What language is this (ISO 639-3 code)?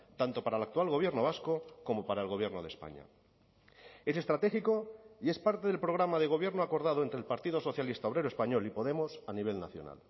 spa